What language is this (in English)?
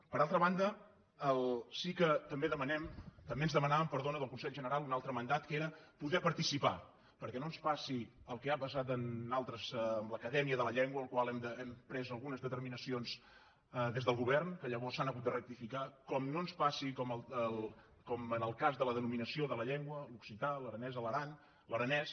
Catalan